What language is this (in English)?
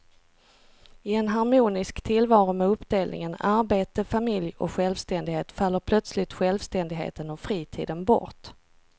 Swedish